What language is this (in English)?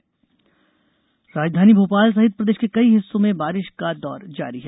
Hindi